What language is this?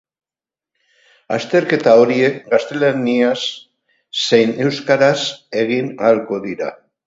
Basque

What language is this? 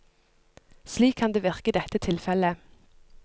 Norwegian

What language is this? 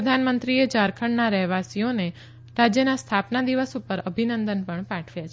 Gujarati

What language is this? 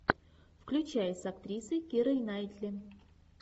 Russian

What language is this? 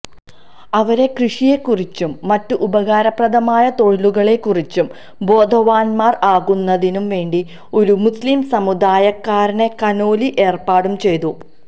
Malayalam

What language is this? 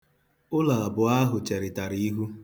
Igbo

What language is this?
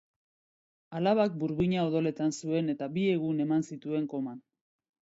Basque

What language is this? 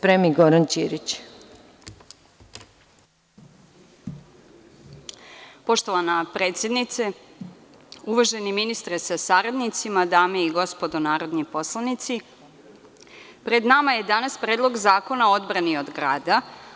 Serbian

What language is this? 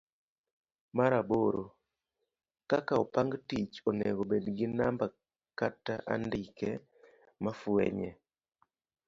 Luo (Kenya and Tanzania)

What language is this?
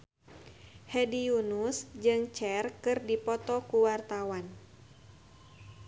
Sundanese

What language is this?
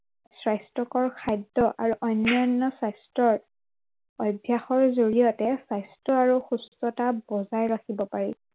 Assamese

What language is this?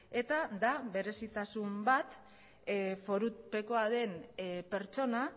Basque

